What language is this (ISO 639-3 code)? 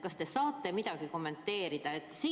est